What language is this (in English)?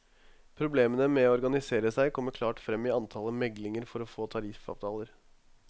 Norwegian